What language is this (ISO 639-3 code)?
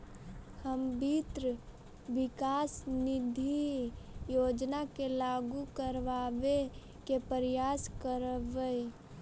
mag